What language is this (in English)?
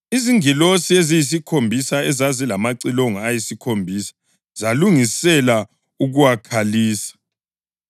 North Ndebele